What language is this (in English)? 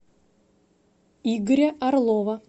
Russian